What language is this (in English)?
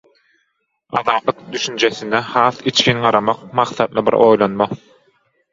Turkmen